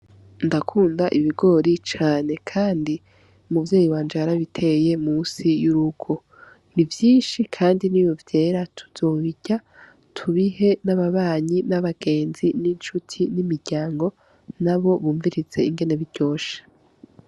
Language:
Rundi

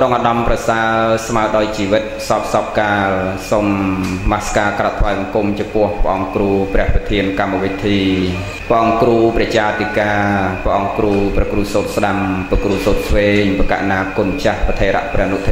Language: Vietnamese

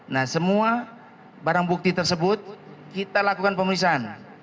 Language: Indonesian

